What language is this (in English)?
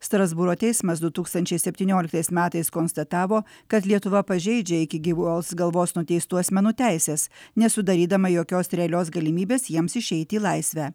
Lithuanian